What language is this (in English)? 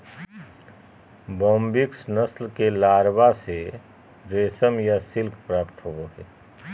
Magahi